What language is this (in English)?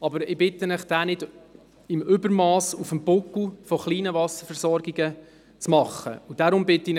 Swiss German